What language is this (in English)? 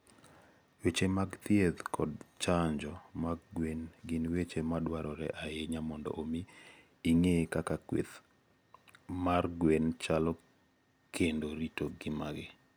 Luo (Kenya and Tanzania)